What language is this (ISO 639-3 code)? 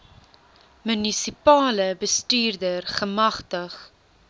afr